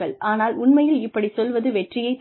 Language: Tamil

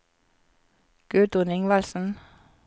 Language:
Norwegian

